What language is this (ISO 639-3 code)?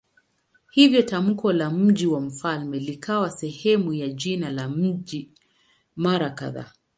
swa